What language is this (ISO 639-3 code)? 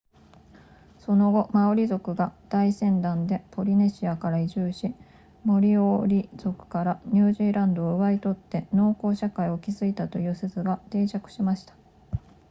jpn